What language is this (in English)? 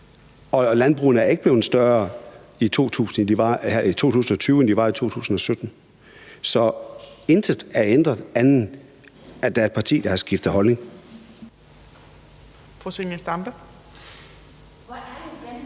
Danish